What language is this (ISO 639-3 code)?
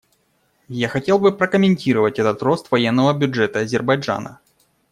rus